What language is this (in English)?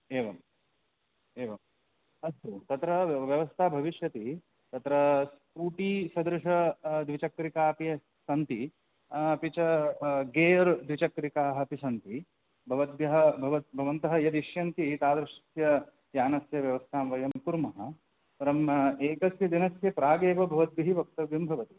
Sanskrit